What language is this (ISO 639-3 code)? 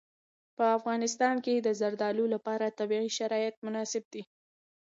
pus